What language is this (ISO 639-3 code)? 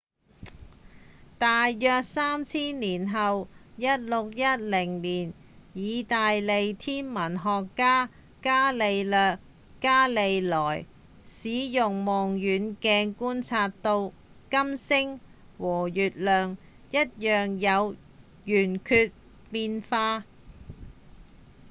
yue